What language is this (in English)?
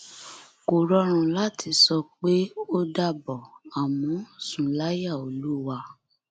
Yoruba